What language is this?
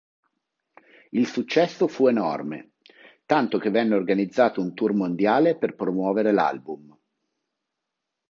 Italian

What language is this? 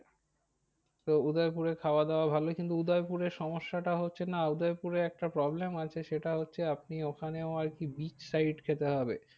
Bangla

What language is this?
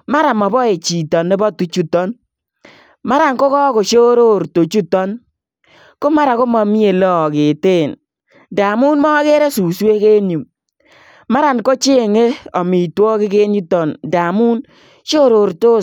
Kalenjin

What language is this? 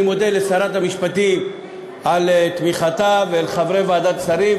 Hebrew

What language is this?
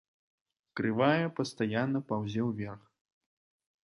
Belarusian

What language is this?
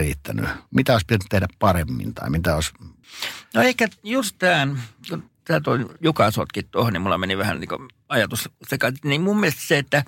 Finnish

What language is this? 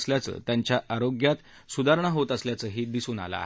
Marathi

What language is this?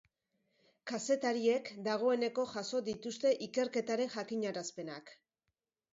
Basque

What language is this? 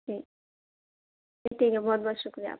Urdu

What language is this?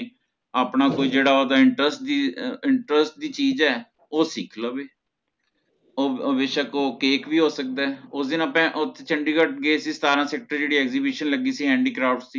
Punjabi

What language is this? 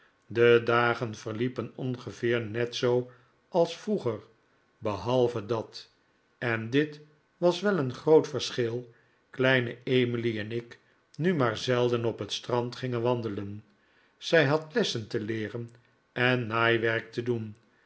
Dutch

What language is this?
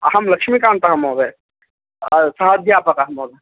Sanskrit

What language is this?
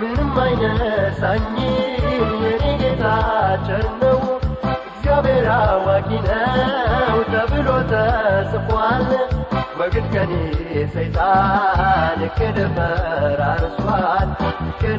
Amharic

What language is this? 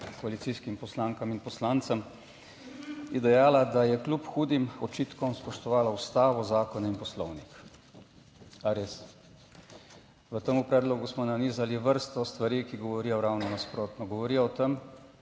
Slovenian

